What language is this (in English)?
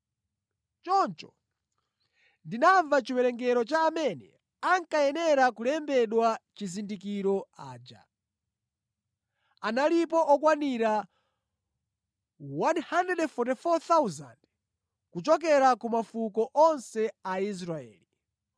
Nyanja